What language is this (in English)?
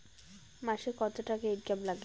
Bangla